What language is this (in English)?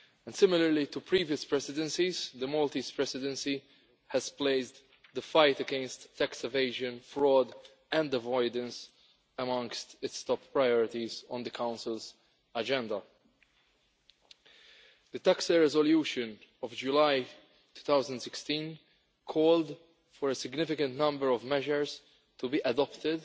English